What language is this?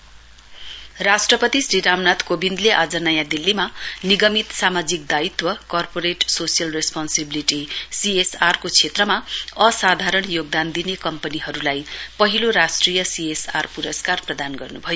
Nepali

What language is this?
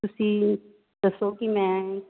Punjabi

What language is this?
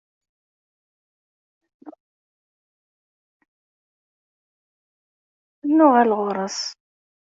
Kabyle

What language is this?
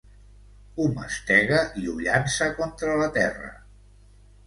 Catalan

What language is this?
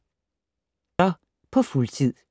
Danish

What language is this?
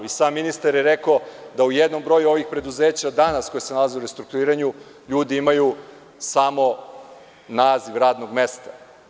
Serbian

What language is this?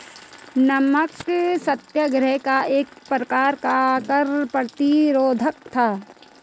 Hindi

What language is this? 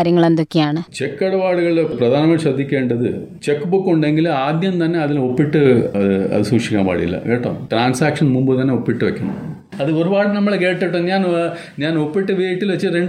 Malayalam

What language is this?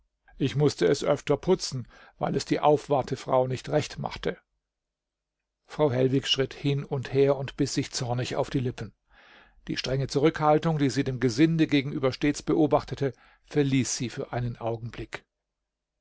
German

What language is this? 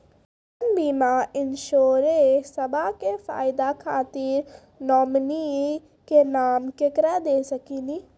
Maithili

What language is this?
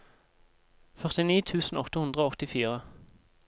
Norwegian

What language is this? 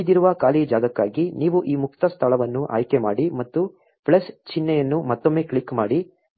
Kannada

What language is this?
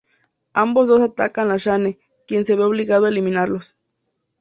Spanish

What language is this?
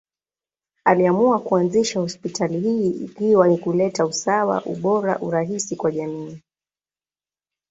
Swahili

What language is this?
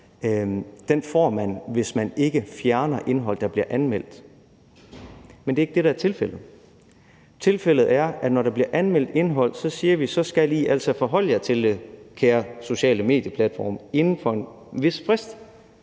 Danish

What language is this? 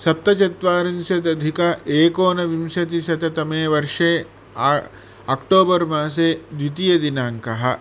Sanskrit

